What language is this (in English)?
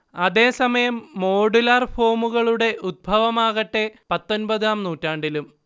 Malayalam